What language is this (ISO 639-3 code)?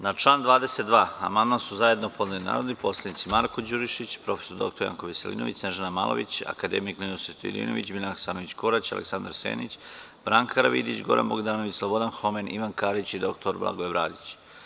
srp